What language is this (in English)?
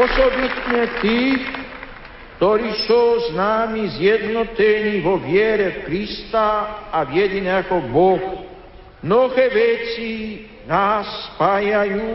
Slovak